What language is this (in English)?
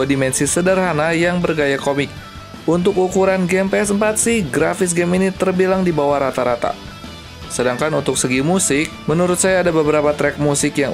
Indonesian